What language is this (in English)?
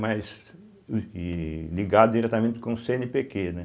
Portuguese